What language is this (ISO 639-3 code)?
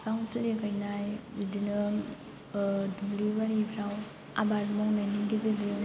brx